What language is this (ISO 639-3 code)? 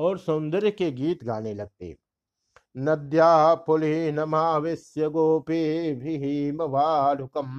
hin